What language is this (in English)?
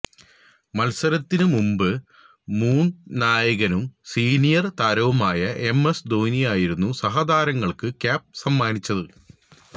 Malayalam